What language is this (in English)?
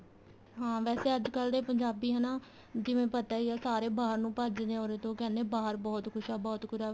Punjabi